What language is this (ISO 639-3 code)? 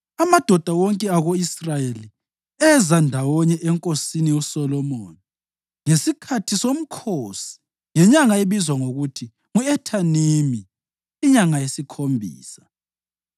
nde